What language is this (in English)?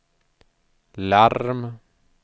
Swedish